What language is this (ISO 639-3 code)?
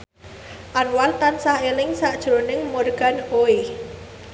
jav